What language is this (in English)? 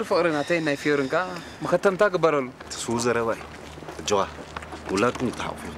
Arabic